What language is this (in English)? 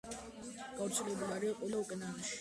Georgian